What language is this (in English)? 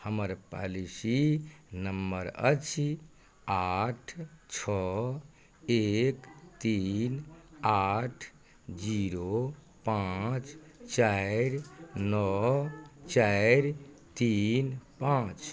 Maithili